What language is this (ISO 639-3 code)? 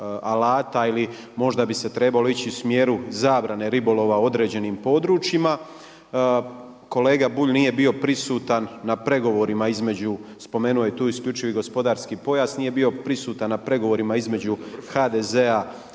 hrv